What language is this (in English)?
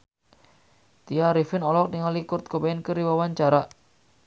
Sundanese